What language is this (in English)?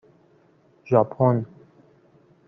Persian